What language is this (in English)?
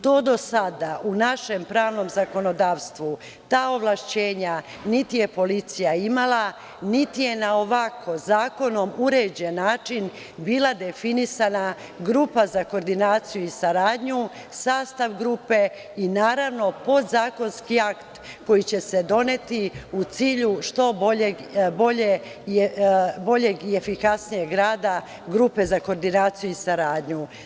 Serbian